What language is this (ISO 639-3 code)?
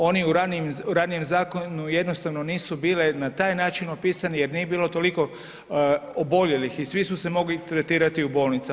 hrv